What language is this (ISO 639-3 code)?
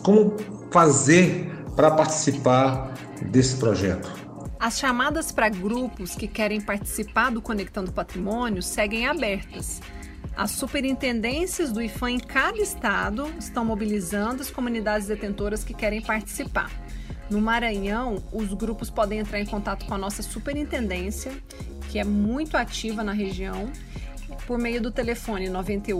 por